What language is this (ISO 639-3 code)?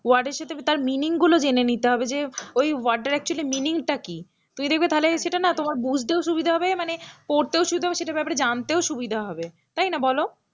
ben